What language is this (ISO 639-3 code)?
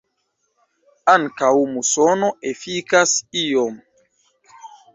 epo